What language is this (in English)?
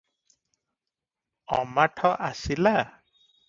Odia